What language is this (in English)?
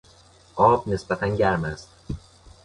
Persian